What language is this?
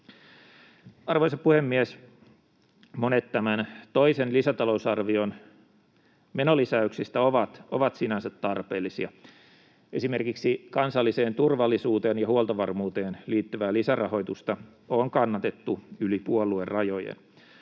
Finnish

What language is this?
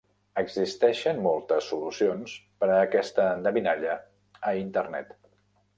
Catalan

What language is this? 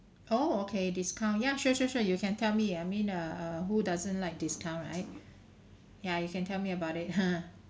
English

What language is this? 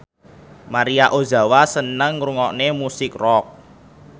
Javanese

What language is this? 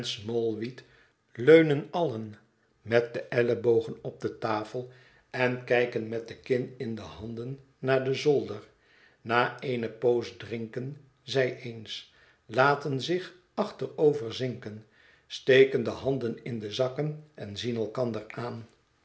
Dutch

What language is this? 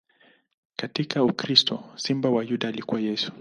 Swahili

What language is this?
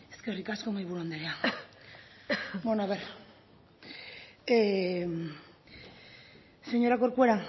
Basque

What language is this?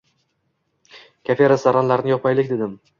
Uzbek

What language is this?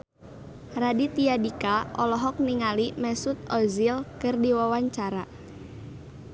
Sundanese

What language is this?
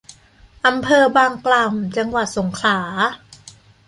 Thai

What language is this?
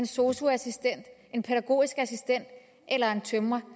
Danish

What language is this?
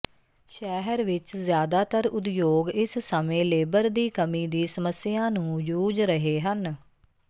Punjabi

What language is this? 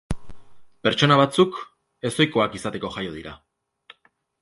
Basque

